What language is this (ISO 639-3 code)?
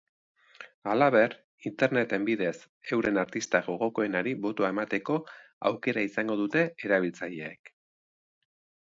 eus